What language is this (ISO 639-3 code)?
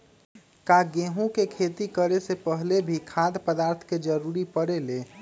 mag